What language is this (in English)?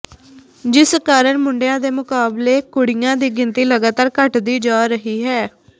Punjabi